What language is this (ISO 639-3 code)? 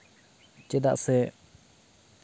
sat